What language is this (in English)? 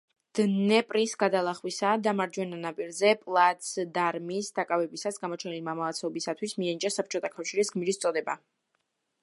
Georgian